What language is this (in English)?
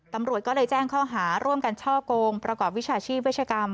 Thai